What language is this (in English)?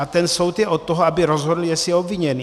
Czech